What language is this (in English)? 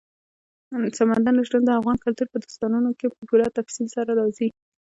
Pashto